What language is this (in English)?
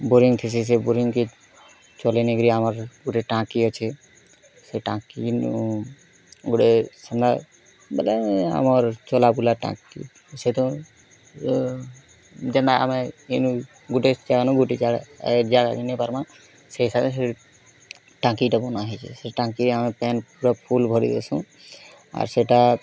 Odia